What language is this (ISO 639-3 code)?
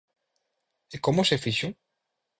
glg